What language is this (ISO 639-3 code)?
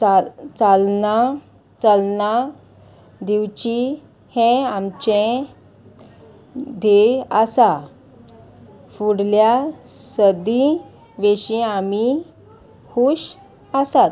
kok